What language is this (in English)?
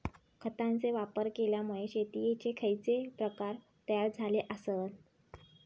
Marathi